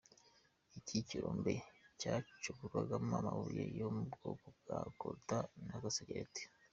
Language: Kinyarwanda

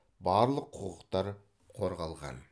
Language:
Kazakh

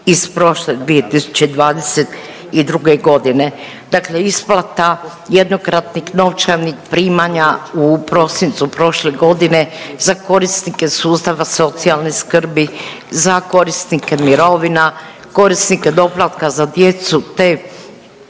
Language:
Croatian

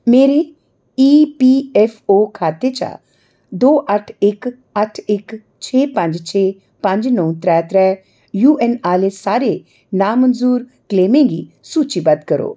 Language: Dogri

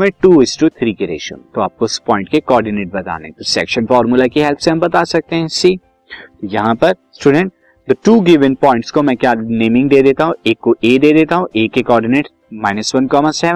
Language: Hindi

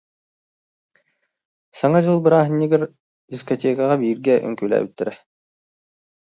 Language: Yakut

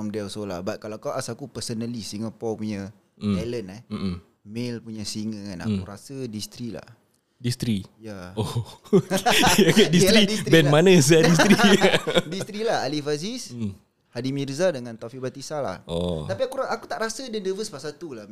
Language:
Malay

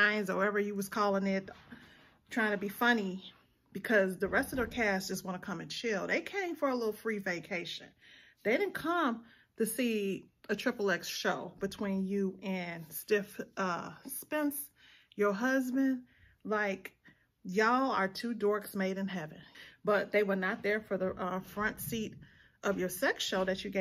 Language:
English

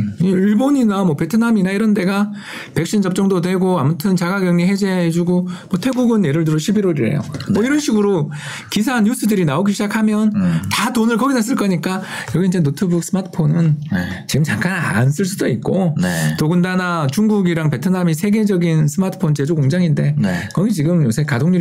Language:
Korean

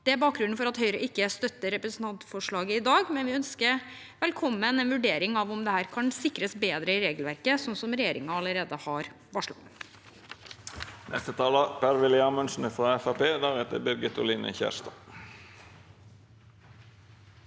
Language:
Norwegian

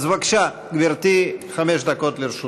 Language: Hebrew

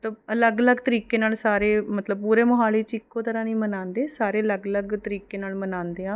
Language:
Punjabi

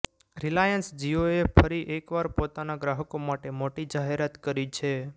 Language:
Gujarati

